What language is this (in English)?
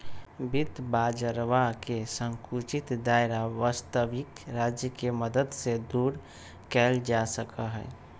Magahi